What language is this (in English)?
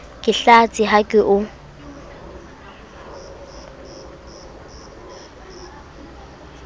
Southern Sotho